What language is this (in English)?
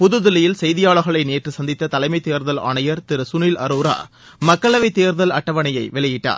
Tamil